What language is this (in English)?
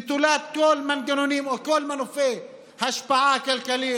Hebrew